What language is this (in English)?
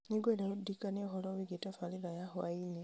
Kikuyu